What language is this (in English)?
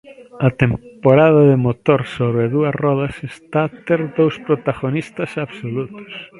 Galician